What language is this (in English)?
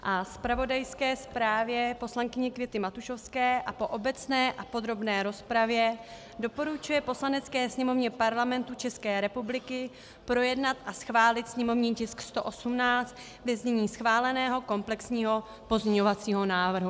Czech